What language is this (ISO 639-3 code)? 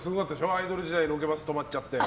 jpn